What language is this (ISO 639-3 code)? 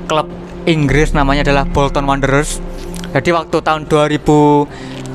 ind